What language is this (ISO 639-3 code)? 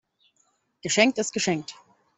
deu